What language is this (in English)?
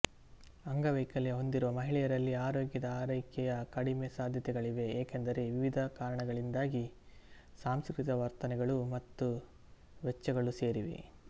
Kannada